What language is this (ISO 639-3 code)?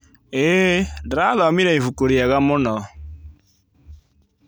kik